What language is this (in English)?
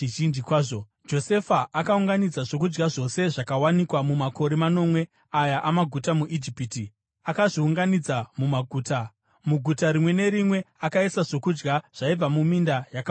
Shona